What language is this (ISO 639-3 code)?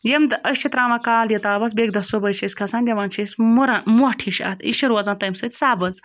kas